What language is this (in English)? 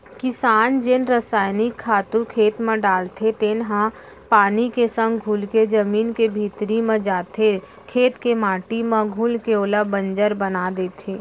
Chhattisgarhi